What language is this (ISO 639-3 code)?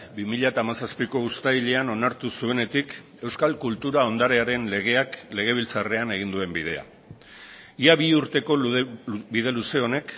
eus